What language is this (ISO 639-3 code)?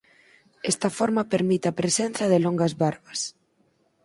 glg